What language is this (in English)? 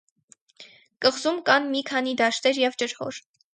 Armenian